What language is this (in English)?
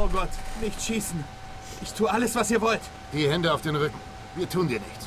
German